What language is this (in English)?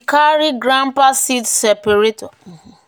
Nigerian Pidgin